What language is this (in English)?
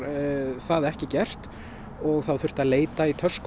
Icelandic